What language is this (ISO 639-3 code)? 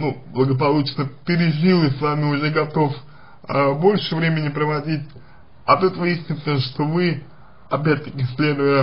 rus